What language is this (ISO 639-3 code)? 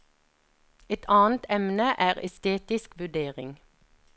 nor